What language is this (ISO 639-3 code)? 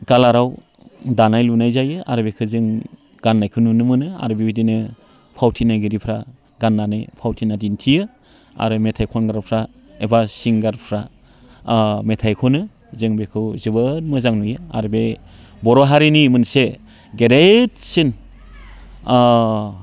brx